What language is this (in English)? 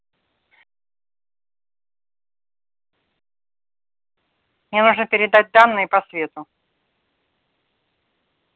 Russian